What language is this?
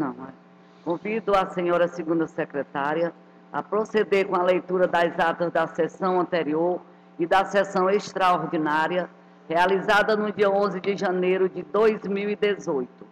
Portuguese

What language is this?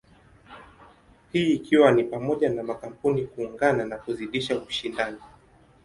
Swahili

